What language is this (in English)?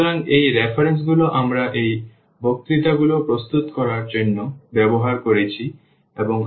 Bangla